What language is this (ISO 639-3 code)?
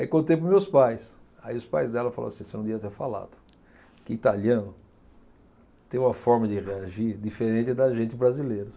por